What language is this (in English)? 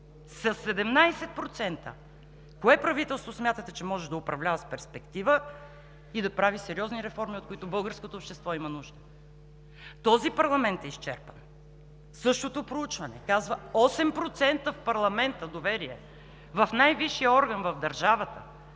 Bulgarian